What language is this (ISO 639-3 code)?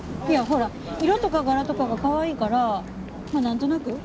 jpn